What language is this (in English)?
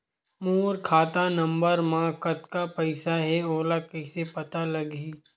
Chhattisgarhi